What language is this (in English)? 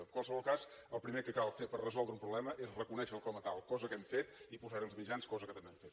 Catalan